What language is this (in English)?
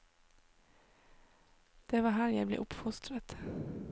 Norwegian